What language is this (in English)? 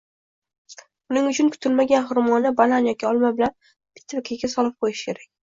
Uzbek